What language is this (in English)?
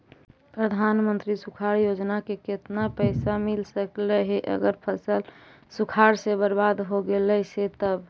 Magahi